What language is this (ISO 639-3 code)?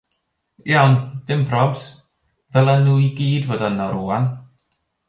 cym